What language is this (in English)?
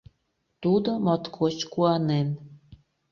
Mari